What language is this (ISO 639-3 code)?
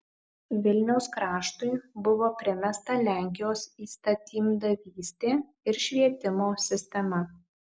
lit